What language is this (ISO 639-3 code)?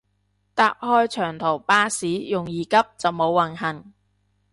yue